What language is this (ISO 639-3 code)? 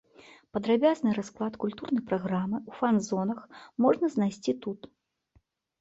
bel